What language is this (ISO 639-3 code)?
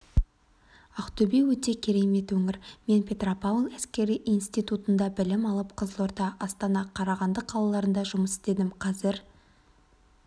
kaz